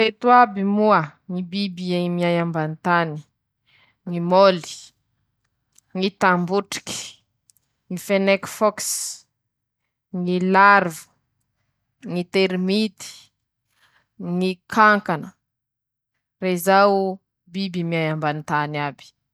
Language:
Masikoro Malagasy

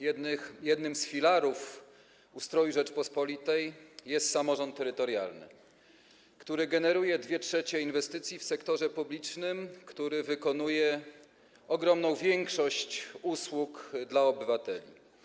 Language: Polish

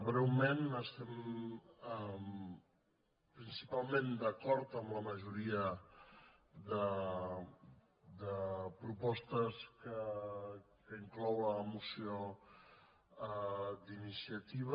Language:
Catalan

